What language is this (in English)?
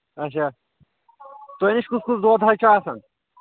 Kashmiri